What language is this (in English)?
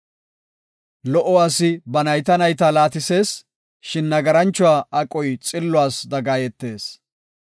Gofa